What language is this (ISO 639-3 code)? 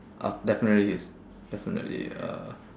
eng